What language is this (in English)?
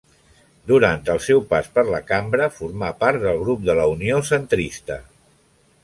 Catalan